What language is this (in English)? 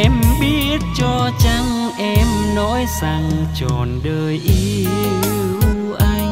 Vietnamese